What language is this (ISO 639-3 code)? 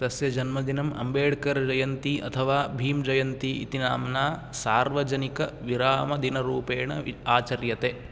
san